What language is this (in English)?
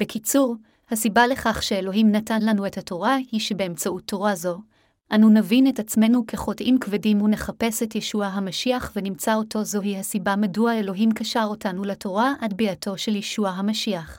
Hebrew